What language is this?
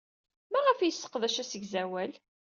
Kabyle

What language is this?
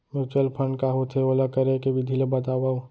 Chhattisgarhi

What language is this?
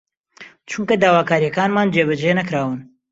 Central Kurdish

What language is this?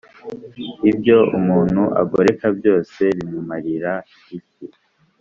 Kinyarwanda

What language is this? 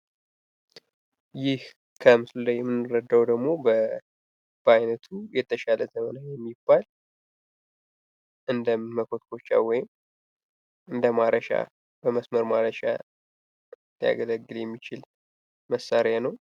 Amharic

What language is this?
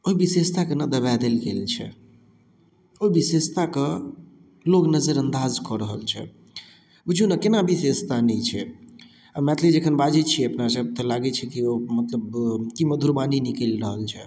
Maithili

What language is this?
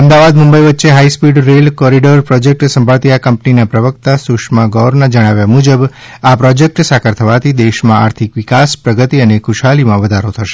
Gujarati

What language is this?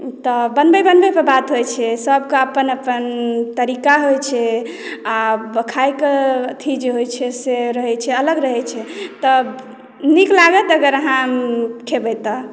Maithili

